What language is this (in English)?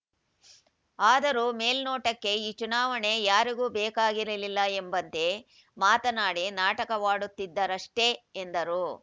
Kannada